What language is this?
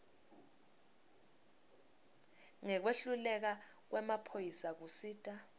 Swati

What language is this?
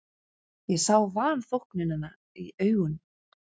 Icelandic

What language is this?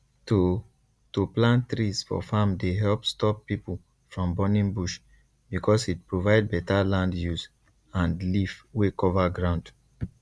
Nigerian Pidgin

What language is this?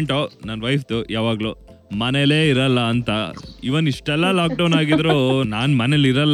Kannada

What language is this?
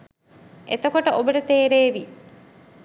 Sinhala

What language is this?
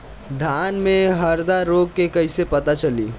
Bhojpuri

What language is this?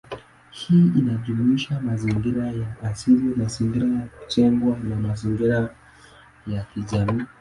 Swahili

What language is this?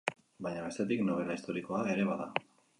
Basque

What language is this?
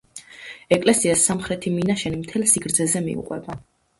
Georgian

